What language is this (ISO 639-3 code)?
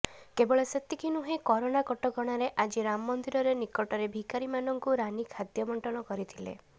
ori